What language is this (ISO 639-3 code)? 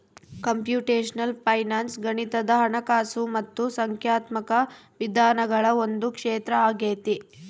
kan